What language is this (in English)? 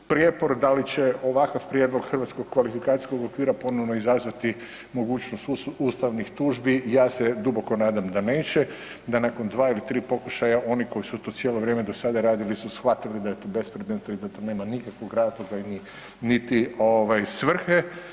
Croatian